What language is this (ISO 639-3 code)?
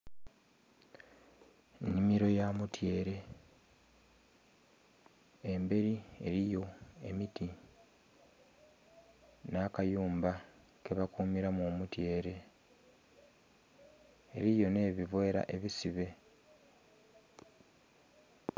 xog